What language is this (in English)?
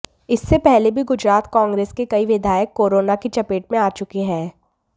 Hindi